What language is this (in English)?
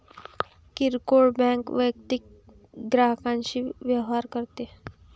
Marathi